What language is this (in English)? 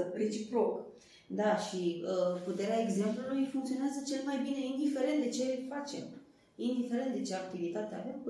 Romanian